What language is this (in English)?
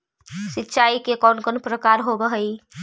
Magahi